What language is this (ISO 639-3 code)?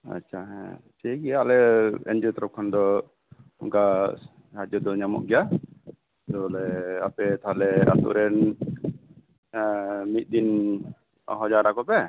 sat